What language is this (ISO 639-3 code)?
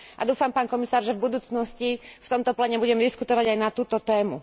slk